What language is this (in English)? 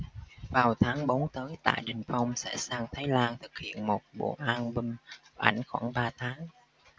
Vietnamese